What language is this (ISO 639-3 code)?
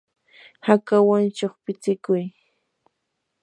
qur